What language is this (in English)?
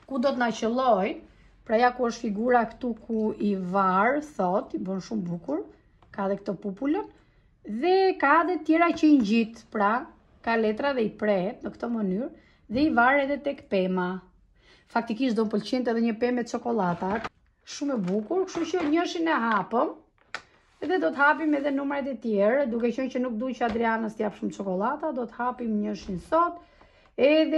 Romanian